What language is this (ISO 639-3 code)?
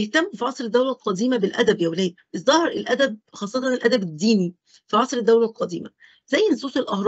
ara